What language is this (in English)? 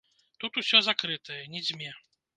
Belarusian